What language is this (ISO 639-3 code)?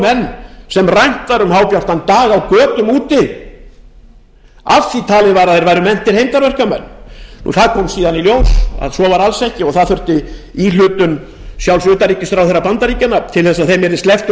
isl